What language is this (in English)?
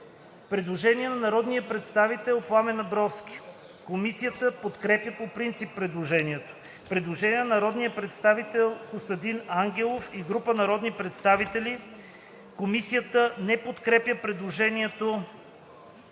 Bulgarian